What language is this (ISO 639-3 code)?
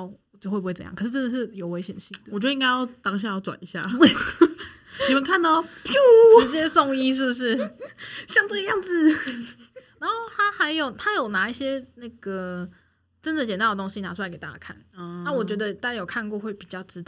zho